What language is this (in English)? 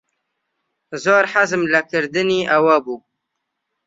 Central Kurdish